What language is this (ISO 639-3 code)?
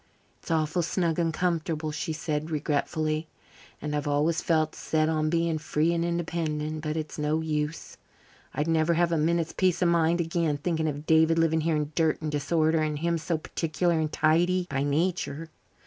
eng